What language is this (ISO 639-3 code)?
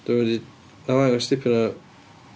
cym